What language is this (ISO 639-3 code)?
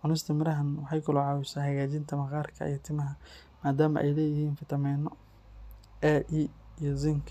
som